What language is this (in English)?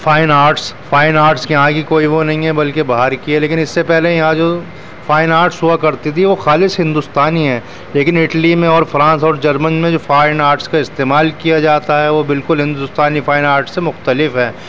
Urdu